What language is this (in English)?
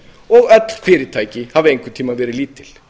Icelandic